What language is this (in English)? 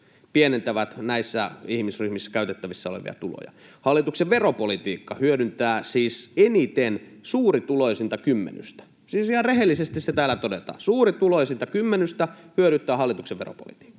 Finnish